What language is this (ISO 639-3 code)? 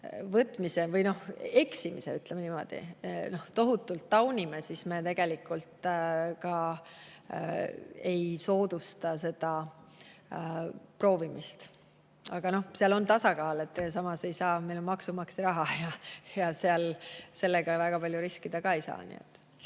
est